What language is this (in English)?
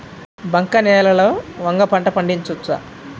Telugu